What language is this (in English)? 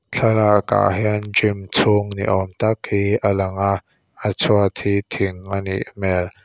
Mizo